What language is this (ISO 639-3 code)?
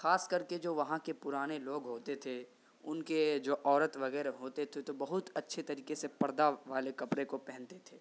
urd